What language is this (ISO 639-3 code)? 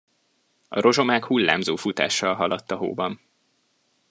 hun